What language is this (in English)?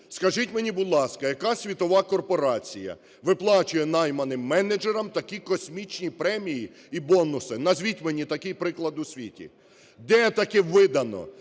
Ukrainian